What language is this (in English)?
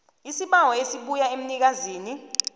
South Ndebele